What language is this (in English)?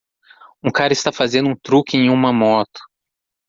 Portuguese